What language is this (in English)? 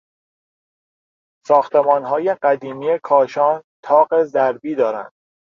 Persian